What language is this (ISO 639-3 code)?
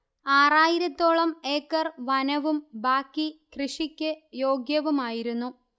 mal